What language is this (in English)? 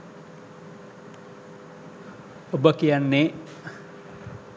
Sinhala